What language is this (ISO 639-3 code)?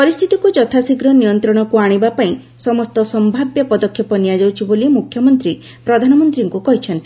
ori